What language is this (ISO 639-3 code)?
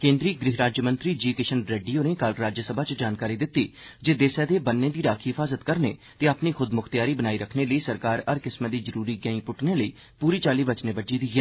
doi